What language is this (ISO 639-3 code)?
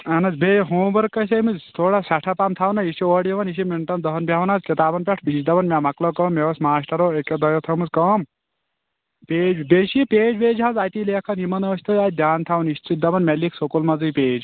kas